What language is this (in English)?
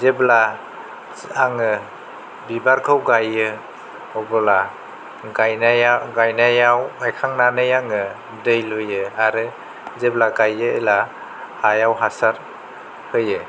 Bodo